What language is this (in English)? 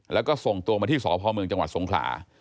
Thai